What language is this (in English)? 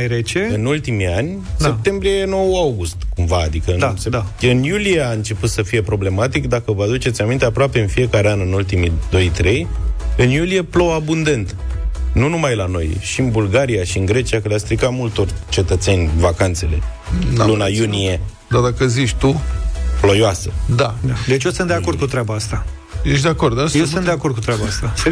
Romanian